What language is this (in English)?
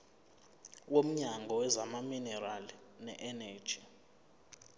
Zulu